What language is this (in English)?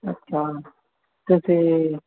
Punjabi